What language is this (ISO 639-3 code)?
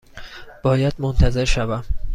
fas